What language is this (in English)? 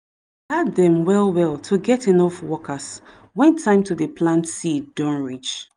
Nigerian Pidgin